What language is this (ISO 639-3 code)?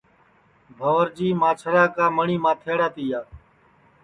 ssi